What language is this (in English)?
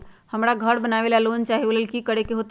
Magahi